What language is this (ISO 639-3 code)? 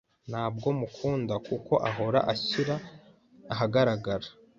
kin